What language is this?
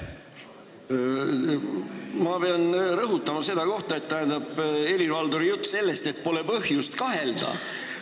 Estonian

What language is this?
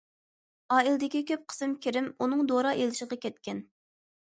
Uyghur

